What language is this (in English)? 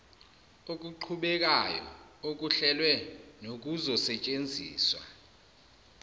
Zulu